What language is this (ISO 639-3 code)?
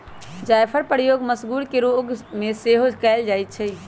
mag